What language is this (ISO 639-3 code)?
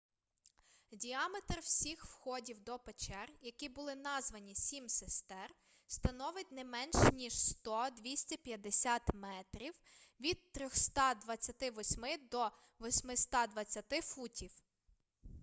ukr